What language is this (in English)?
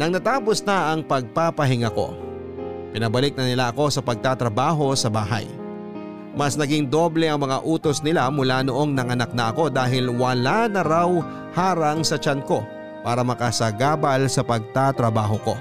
Filipino